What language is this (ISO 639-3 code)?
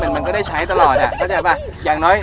tha